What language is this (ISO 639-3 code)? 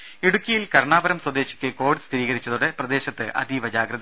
mal